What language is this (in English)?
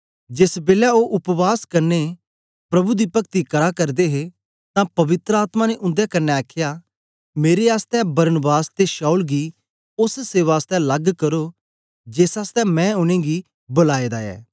Dogri